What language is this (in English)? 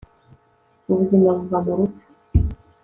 Kinyarwanda